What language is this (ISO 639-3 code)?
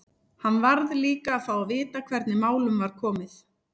isl